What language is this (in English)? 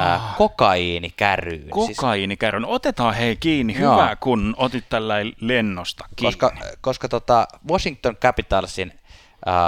Finnish